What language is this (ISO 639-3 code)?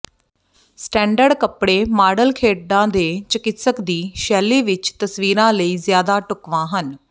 pan